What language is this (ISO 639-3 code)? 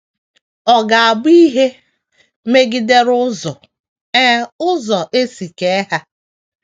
ibo